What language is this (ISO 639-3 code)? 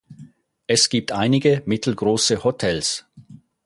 deu